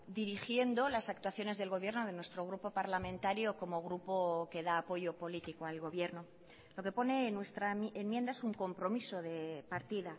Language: Spanish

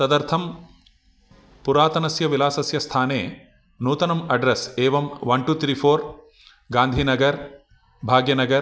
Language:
Sanskrit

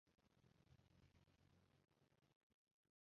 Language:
Uzbek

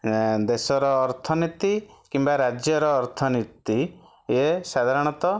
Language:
Odia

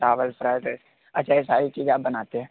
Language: Hindi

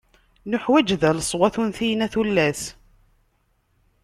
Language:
Kabyle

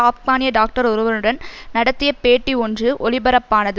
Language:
Tamil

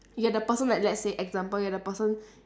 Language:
English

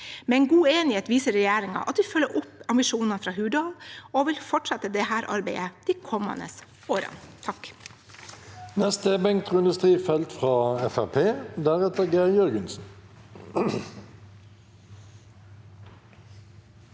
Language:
Norwegian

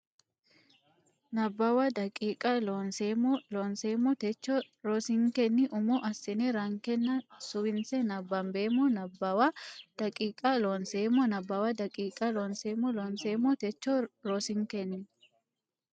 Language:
Sidamo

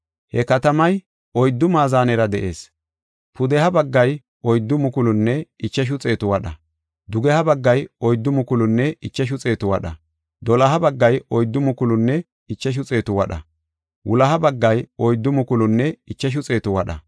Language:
Gofa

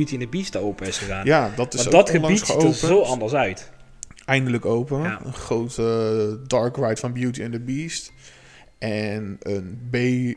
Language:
Dutch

